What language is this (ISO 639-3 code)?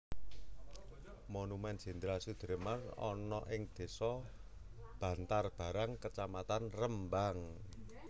jav